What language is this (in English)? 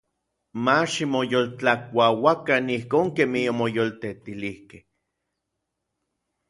Orizaba Nahuatl